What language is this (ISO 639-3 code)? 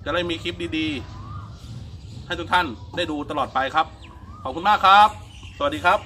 tha